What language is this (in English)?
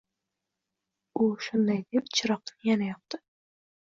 Uzbek